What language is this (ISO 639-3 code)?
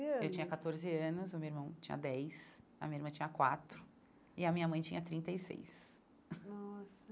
por